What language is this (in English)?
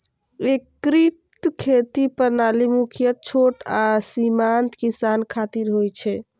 Maithili